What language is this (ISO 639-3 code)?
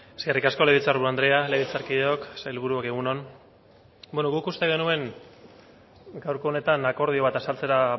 eus